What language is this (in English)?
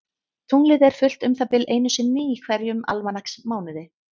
Icelandic